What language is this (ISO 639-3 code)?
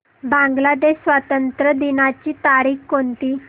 mar